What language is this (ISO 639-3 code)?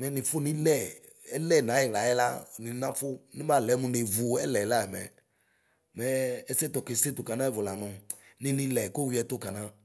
kpo